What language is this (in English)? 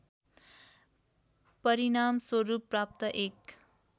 Nepali